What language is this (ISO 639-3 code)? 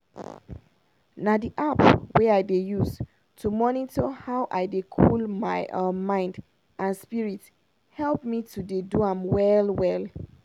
pcm